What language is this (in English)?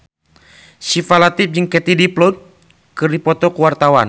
Sundanese